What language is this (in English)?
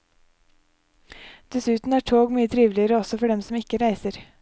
Norwegian